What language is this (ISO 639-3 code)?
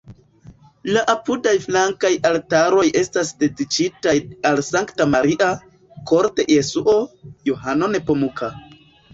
epo